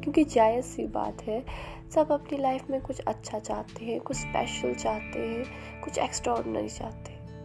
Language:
Hindi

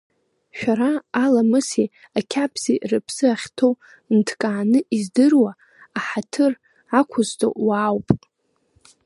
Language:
Abkhazian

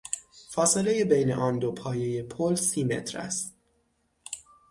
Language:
Persian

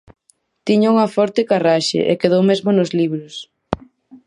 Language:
Galician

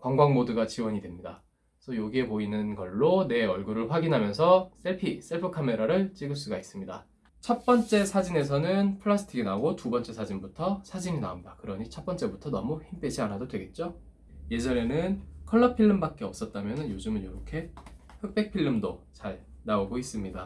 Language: Korean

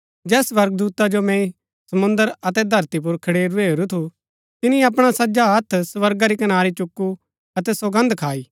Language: Gaddi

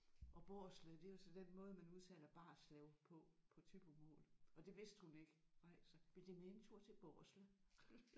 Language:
Danish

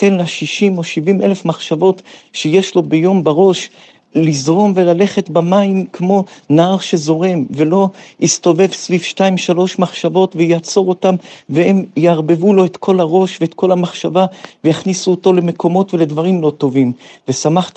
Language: Hebrew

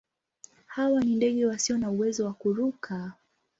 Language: Swahili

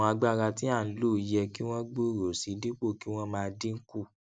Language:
Yoruba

